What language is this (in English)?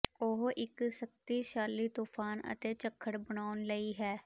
Punjabi